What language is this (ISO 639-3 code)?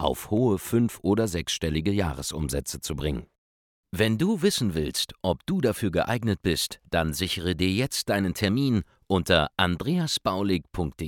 deu